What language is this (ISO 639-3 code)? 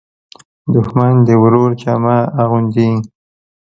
pus